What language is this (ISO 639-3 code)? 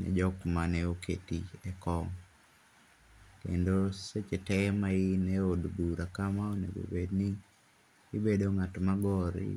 luo